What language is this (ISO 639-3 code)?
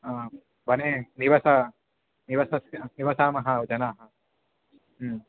san